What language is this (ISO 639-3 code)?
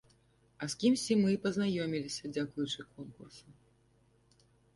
bel